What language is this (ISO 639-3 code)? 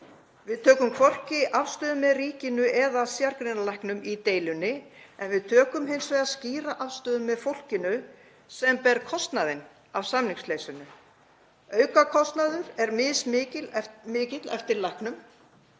isl